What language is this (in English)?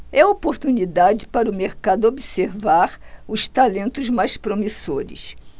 Portuguese